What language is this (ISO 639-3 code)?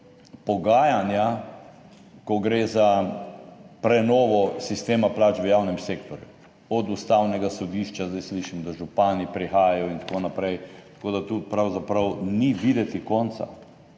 slv